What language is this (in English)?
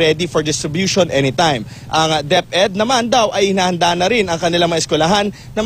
Filipino